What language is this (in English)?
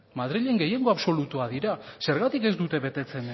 Basque